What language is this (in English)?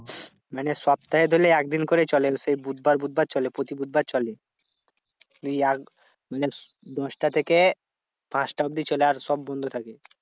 Bangla